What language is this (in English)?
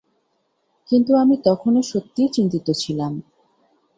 Bangla